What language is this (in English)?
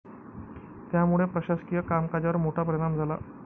Marathi